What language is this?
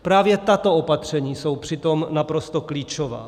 Czech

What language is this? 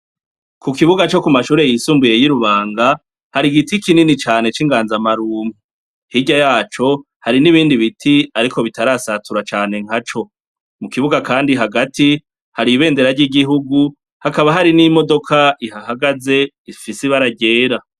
Rundi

